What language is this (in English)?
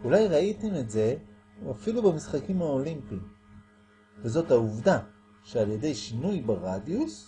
Hebrew